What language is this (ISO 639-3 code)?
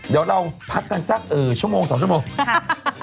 tha